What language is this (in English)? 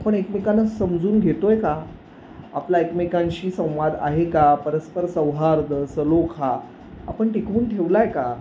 Marathi